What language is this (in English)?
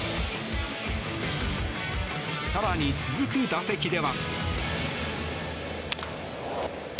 Japanese